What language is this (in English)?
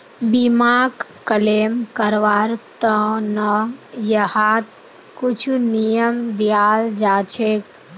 Magahi